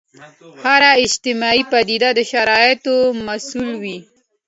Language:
Pashto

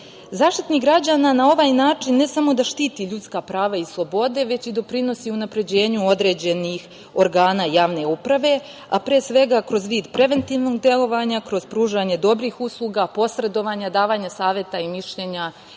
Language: Serbian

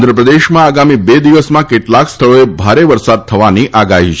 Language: Gujarati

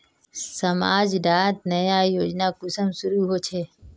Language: Magahi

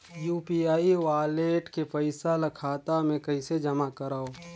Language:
Chhattisgarhi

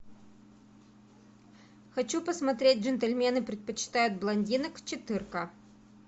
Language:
Russian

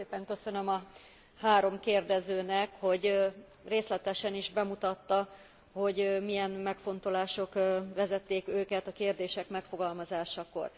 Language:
Hungarian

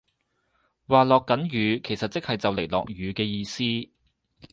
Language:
Cantonese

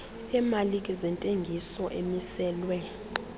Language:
Xhosa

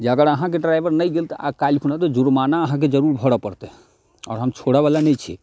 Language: Maithili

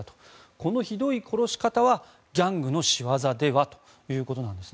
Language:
Japanese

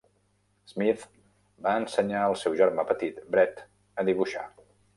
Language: Catalan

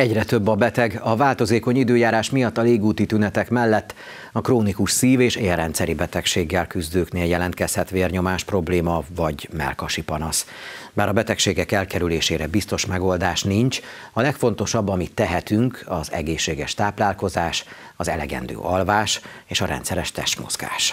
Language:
Hungarian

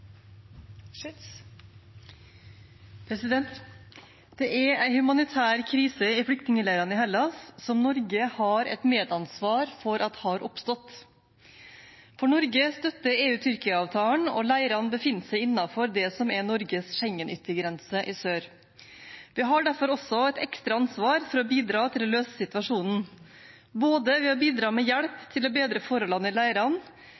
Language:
Norwegian Bokmål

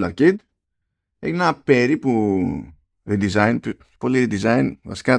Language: Greek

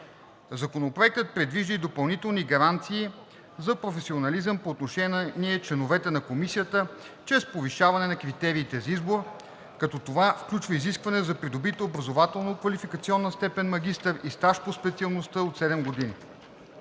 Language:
Bulgarian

